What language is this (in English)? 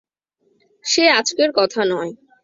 Bangla